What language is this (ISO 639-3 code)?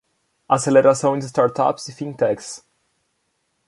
por